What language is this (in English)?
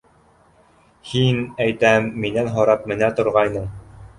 Bashkir